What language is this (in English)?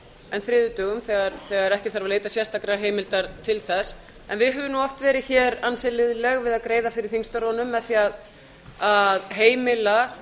Icelandic